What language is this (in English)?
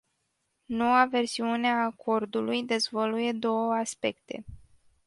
Romanian